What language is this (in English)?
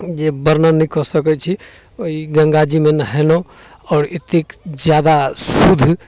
Maithili